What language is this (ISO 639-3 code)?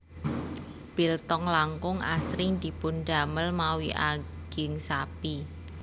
jav